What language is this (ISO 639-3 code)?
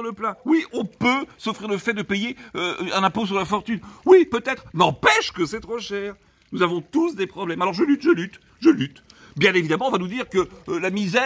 fra